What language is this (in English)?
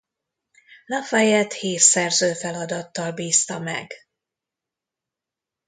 Hungarian